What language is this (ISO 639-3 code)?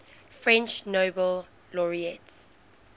eng